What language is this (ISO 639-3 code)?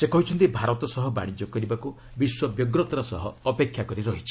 ori